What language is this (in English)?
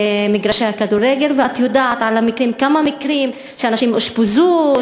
Hebrew